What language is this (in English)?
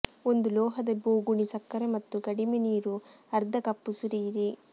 Kannada